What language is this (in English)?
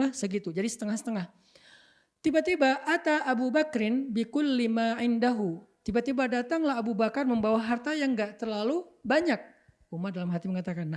Indonesian